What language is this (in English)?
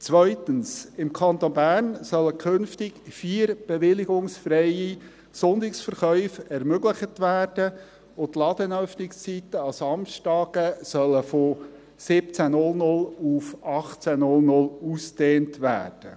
Swiss German